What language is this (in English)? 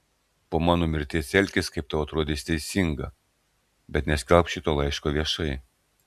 Lithuanian